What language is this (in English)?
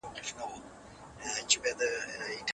Pashto